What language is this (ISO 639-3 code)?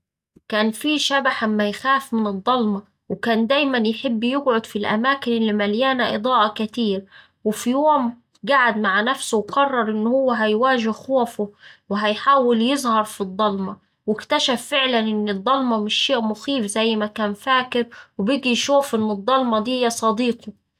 aec